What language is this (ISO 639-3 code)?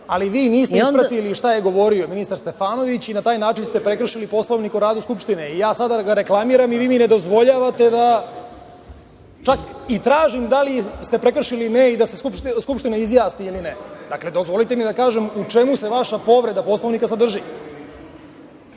srp